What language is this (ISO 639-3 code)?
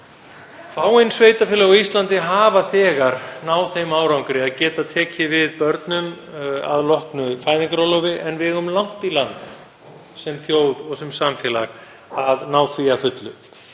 isl